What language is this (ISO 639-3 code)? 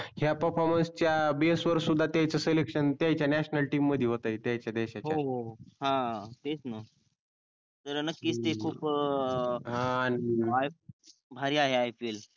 mar